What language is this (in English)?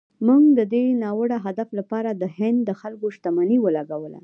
Pashto